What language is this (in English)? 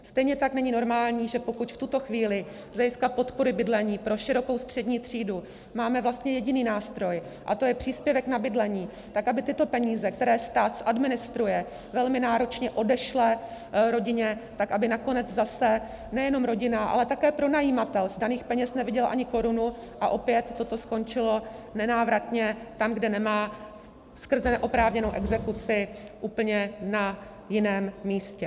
Czech